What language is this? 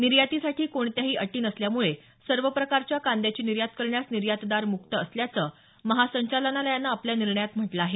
Marathi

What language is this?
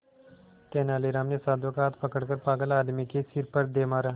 Hindi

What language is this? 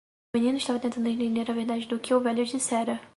Portuguese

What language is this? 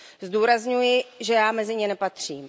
Czech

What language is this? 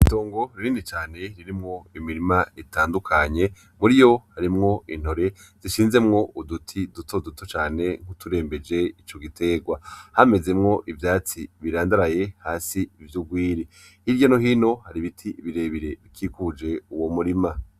Rundi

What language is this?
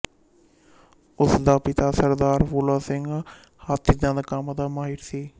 Punjabi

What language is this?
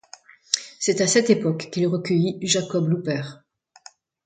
French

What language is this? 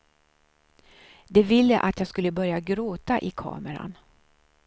Swedish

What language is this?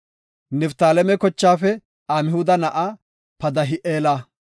Gofa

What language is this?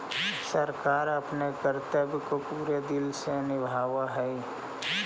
Magahi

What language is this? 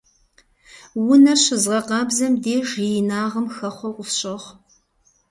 Kabardian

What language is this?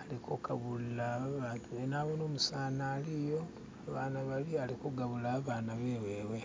Masaaba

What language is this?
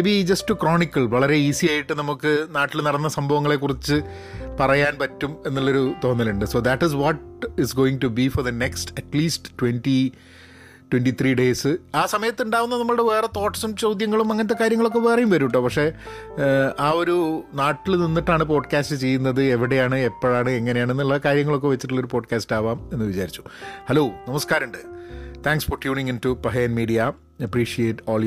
Malayalam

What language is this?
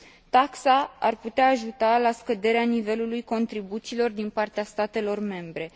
Romanian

